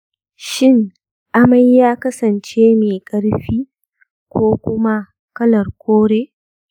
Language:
Hausa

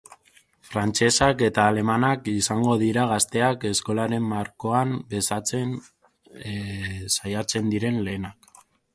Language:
Basque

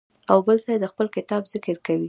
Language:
Pashto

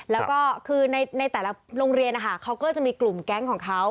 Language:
Thai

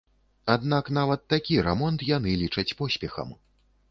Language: Belarusian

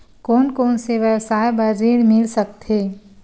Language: Chhattisgarhi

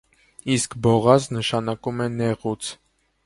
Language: Armenian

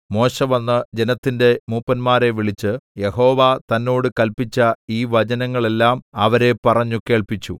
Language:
Malayalam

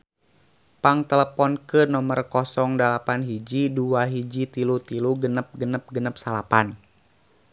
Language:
Sundanese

